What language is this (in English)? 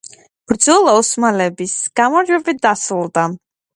Georgian